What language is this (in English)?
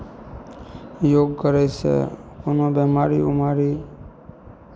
Maithili